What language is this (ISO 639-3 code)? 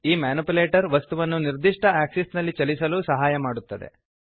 kan